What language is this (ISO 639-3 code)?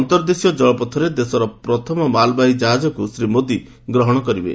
ori